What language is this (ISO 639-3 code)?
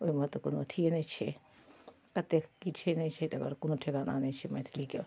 mai